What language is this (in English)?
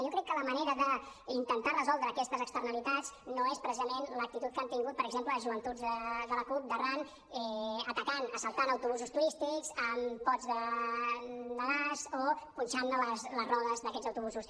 Catalan